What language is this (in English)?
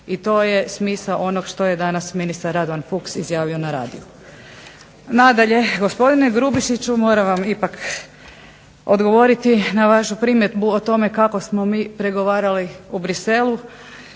Croatian